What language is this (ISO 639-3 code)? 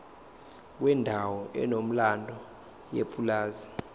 zul